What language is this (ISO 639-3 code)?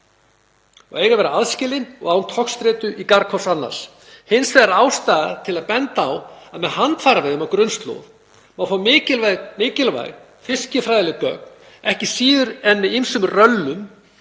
isl